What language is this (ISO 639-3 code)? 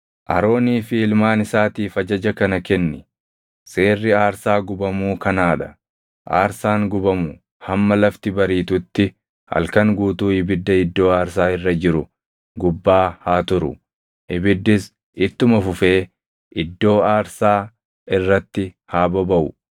orm